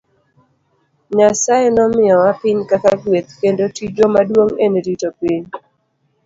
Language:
Luo (Kenya and Tanzania)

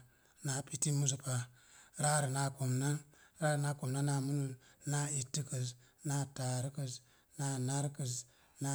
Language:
Mom Jango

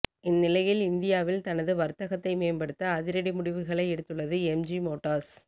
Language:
Tamil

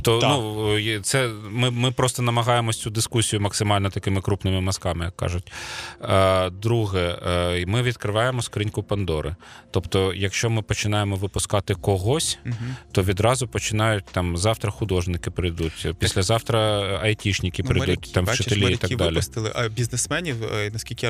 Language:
Ukrainian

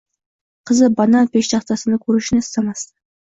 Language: Uzbek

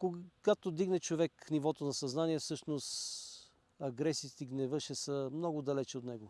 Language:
Bulgarian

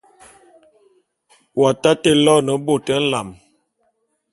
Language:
Bulu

